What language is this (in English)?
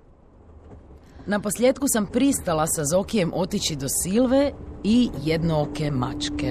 Croatian